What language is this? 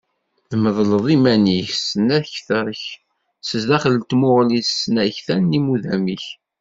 Kabyle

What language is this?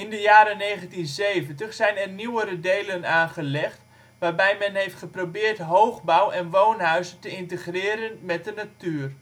Dutch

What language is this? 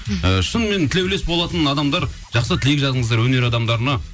Kazakh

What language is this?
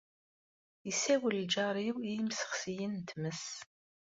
Kabyle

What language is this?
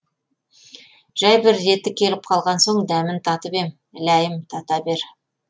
Kazakh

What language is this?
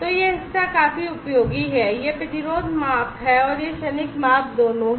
Hindi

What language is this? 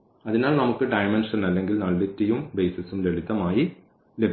Malayalam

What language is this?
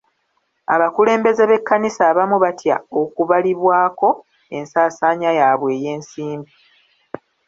Ganda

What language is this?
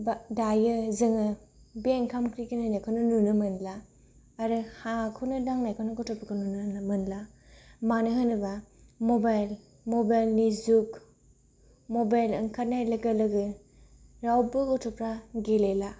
Bodo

